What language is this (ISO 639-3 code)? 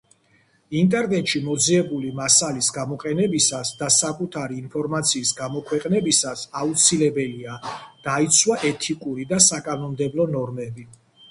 kat